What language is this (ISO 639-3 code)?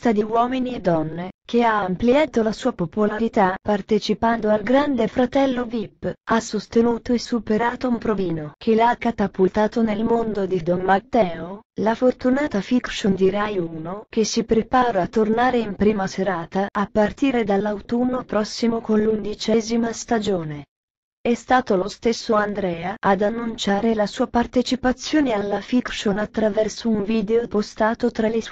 ita